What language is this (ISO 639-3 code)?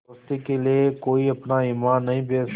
hin